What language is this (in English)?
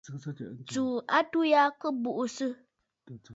Bafut